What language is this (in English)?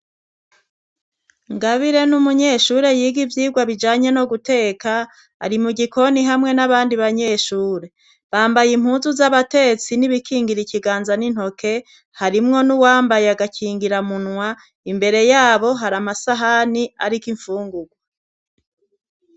Rundi